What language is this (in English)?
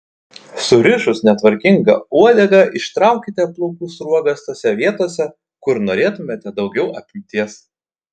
Lithuanian